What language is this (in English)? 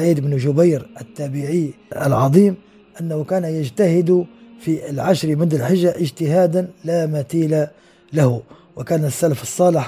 Arabic